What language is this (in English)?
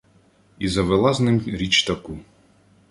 Ukrainian